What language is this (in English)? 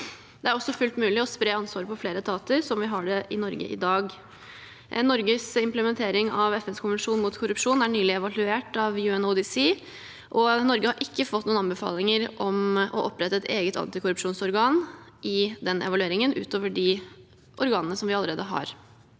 Norwegian